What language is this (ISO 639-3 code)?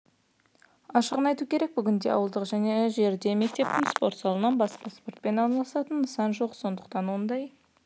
kaz